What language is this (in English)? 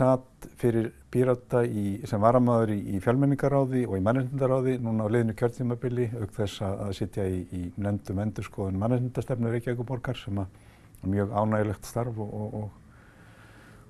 Icelandic